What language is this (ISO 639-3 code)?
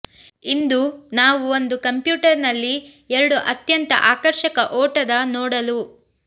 kan